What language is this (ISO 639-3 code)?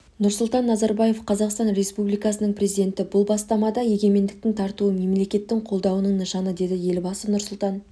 kaz